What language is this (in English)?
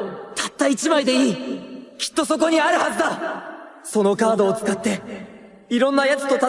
Japanese